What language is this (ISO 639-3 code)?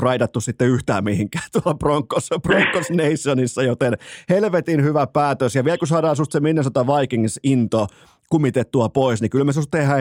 fin